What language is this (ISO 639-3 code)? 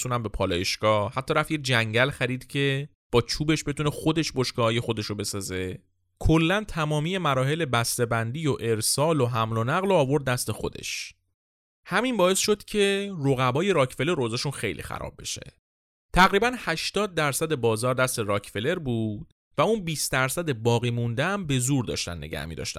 fas